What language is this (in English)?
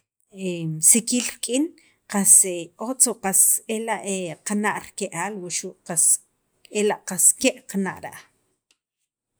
Sacapulteco